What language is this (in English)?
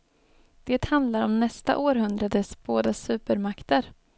Swedish